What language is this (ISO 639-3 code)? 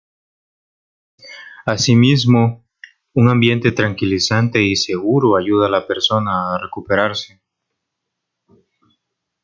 spa